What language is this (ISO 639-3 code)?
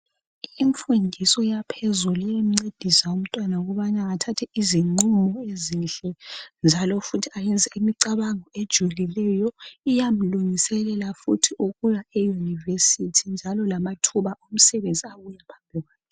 nde